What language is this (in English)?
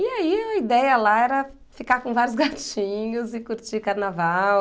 Portuguese